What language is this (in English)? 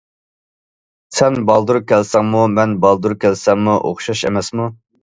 Uyghur